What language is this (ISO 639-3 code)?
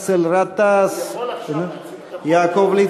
heb